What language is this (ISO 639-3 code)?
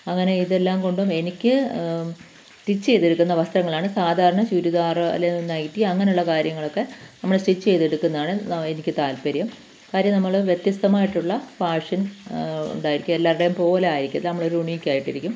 mal